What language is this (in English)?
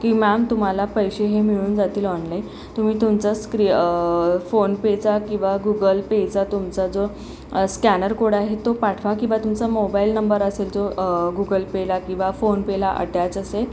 Marathi